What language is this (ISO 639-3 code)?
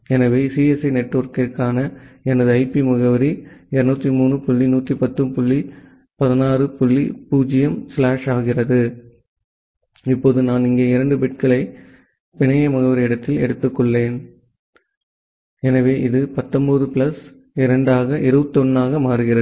tam